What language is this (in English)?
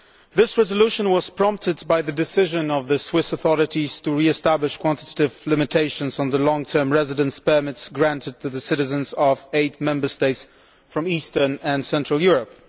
English